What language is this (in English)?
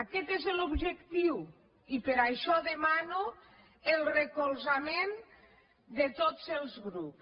Catalan